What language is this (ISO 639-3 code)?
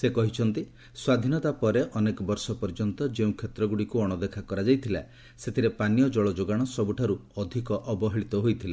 ori